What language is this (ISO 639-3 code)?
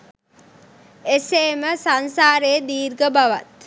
sin